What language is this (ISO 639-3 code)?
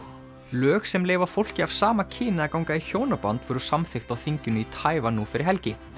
isl